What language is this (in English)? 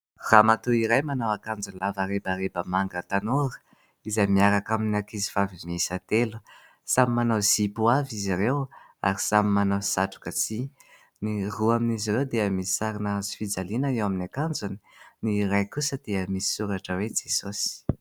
Malagasy